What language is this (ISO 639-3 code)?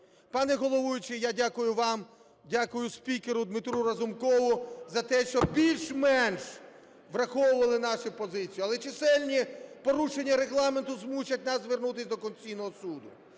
ukr